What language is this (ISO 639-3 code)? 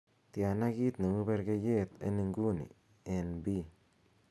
kln